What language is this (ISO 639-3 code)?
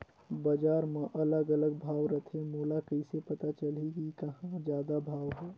hne